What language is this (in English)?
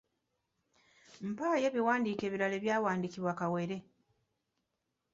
Ganda